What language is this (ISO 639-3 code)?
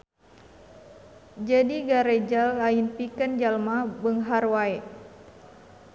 sun